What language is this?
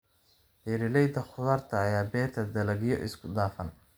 Somali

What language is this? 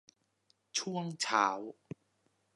Thai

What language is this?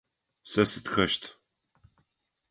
Adyghe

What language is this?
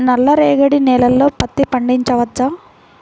Telugu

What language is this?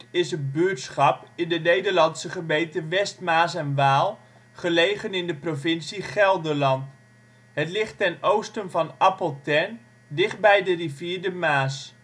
Dutch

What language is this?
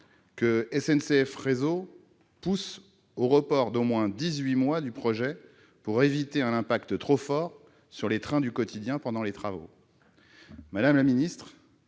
French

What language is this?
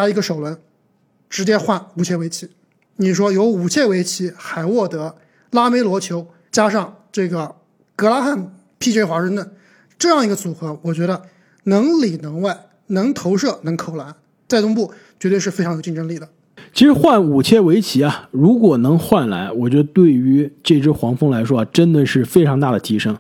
Chinese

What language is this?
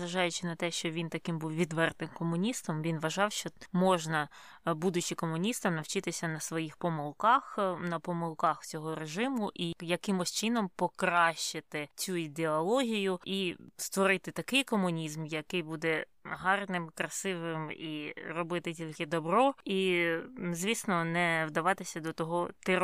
Ukrainian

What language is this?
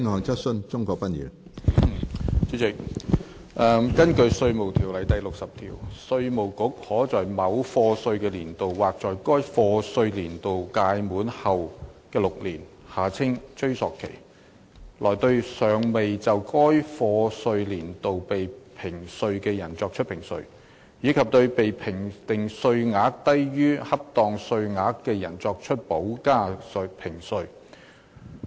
Cantonese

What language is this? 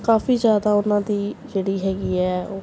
Punjabi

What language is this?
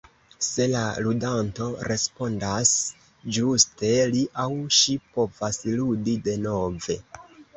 Esperanto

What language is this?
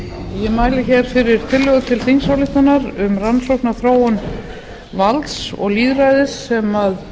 Icelandic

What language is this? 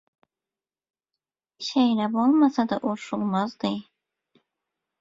Turkmen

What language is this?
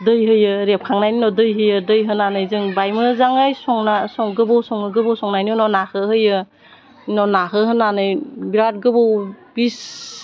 Bodo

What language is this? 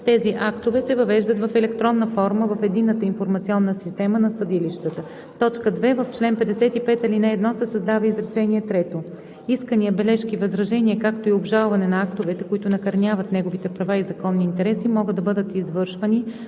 Bulgarian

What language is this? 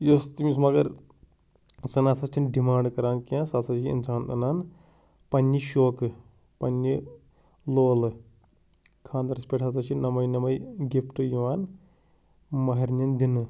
Kashmiri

